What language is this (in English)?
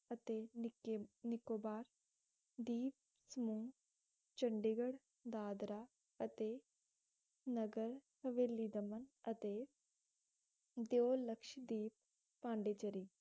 Punjabi